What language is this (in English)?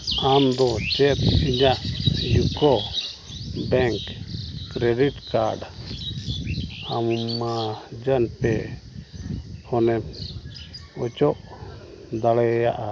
Santali